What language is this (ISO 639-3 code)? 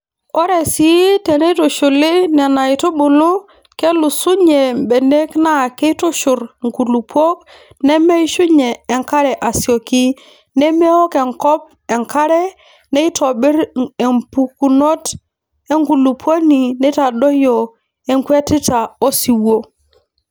mas